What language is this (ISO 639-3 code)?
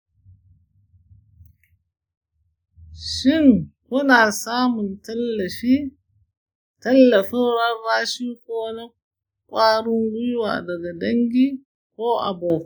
hau